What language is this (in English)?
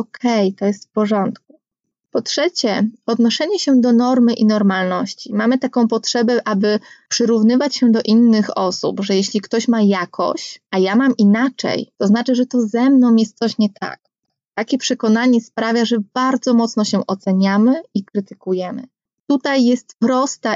Polish